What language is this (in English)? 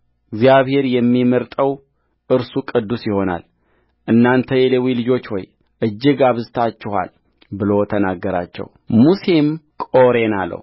Amharic